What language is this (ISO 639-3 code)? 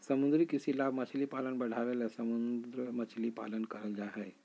mag